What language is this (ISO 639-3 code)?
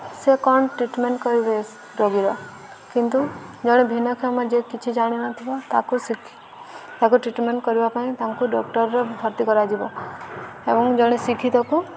ori